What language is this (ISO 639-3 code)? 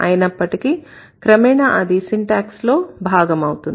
tel